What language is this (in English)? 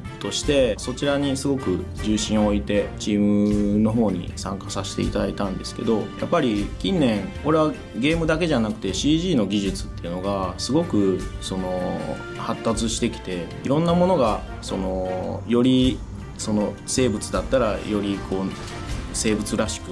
Japanese